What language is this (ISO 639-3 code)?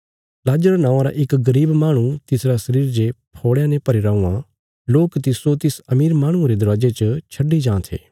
kfs